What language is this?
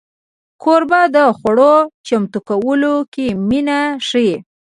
Pashto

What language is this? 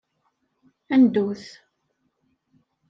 Kabyle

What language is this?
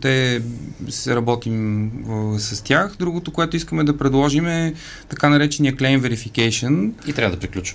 Bulgarian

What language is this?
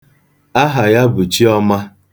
Igbo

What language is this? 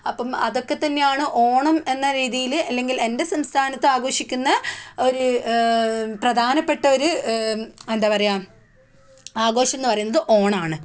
Malayalam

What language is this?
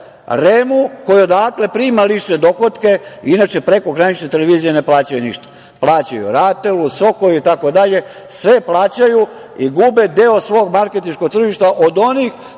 Serbian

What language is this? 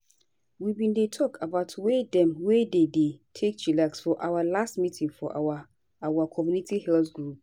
Nigerian Pidgin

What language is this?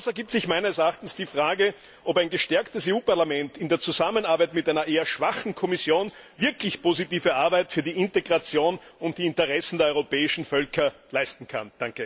German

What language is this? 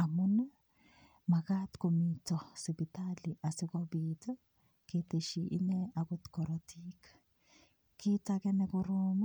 Kalenjin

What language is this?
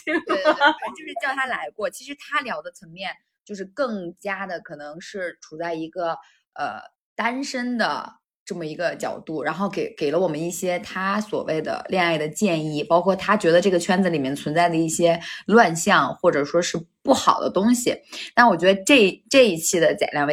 Chinese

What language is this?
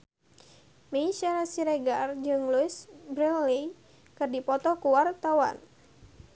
Sundanese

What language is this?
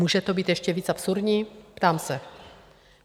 Czech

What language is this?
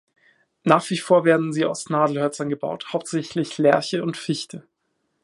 German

